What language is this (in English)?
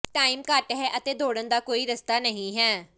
Punjabi